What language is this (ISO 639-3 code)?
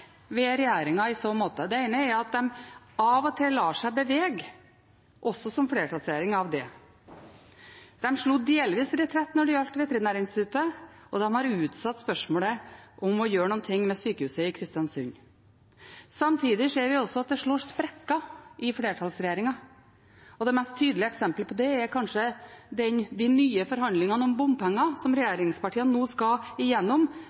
nob